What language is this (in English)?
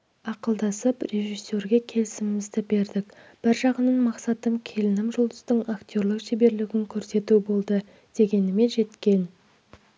Kazakh